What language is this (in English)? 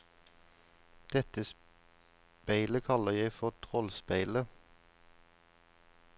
Norwegian